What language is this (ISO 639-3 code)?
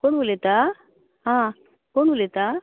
kok